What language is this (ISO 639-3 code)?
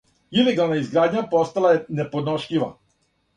srp